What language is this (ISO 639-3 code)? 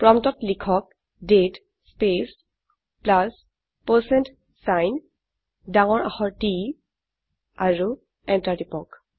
asm